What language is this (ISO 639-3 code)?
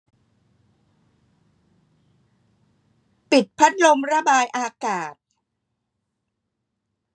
tha